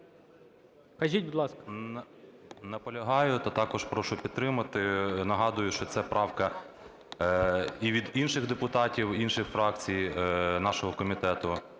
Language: Ukrainian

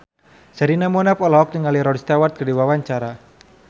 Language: Sundanese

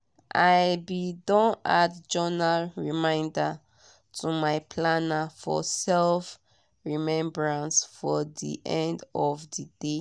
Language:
Nigerian Pidgin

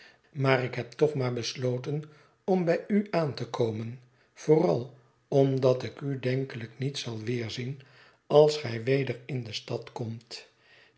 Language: Dutch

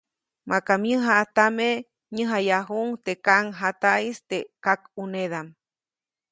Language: Copainalá Zoque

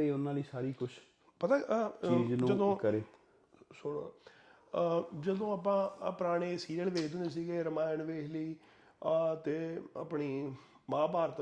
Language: Punjabi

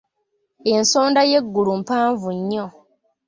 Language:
Ganda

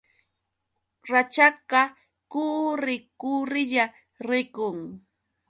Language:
Yauyos Quechua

